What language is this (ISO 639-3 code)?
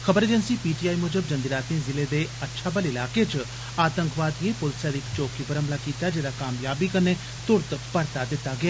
doi